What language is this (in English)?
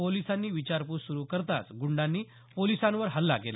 Marathi